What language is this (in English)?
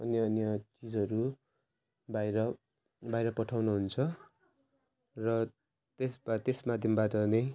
Nepali